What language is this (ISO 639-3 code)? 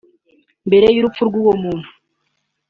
kin